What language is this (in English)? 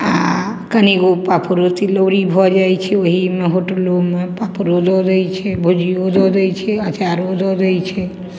Maithili